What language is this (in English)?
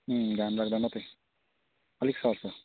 Nepali